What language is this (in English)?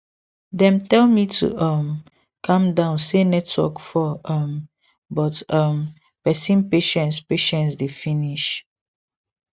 Nigerian Pidgin